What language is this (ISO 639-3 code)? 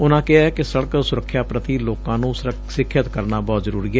pan